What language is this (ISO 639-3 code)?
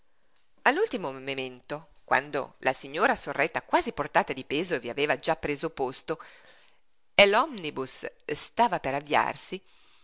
ita